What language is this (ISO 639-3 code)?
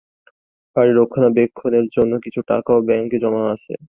ben